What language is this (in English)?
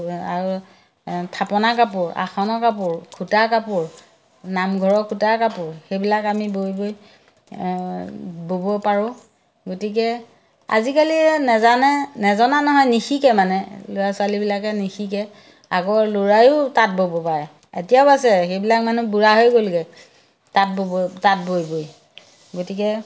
Assamese